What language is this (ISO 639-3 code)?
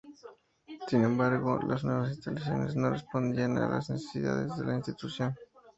spa